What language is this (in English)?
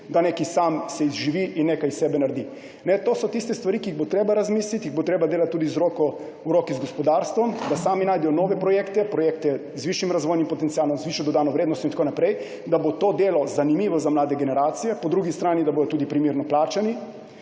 Slovenian